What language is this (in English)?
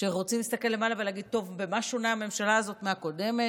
Hebrew